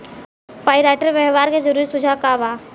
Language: Bhojpuri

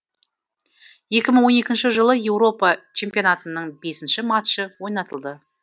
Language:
Kazakh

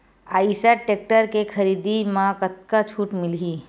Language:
Chhattisgarhi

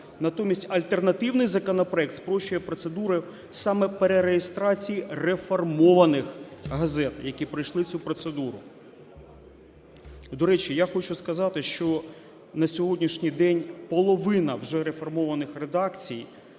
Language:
Ukrainian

